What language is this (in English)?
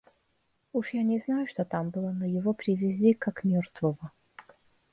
Russian